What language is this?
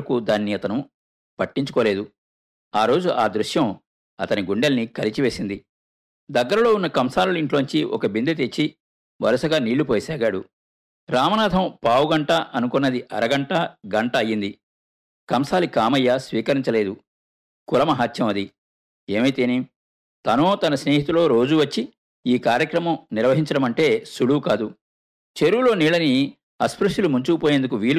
Telugu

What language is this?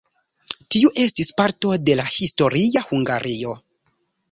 Esperanto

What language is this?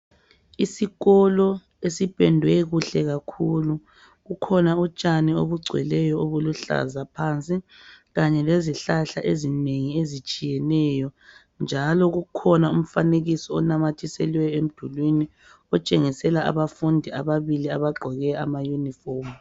North Ndebele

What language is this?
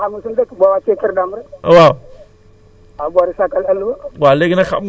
Wolof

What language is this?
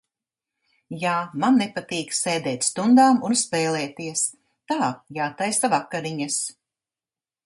Latvian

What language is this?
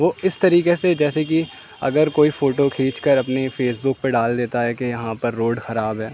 Urdu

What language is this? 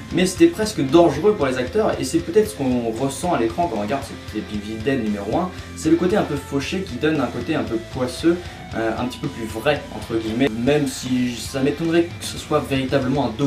French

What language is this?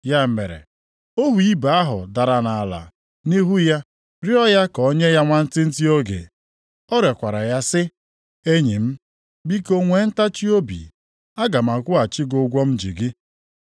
Igbo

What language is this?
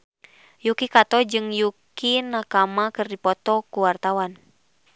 Sundanese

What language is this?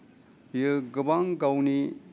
Bodo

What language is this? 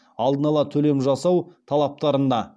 Kazakh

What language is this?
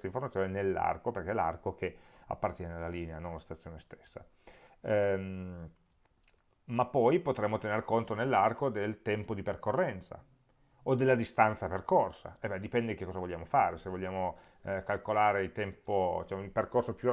Italian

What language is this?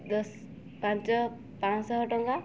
Odia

